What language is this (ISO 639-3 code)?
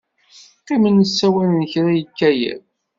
kab